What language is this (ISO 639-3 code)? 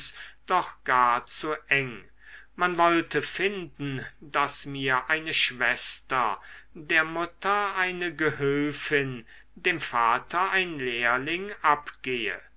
deu